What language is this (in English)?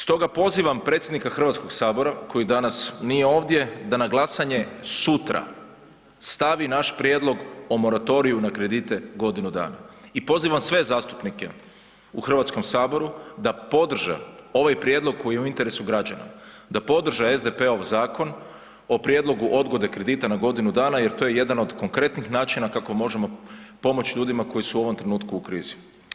Croatian